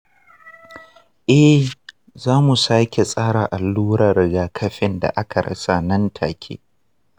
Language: Hausa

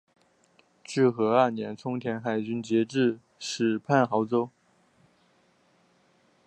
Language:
Chinese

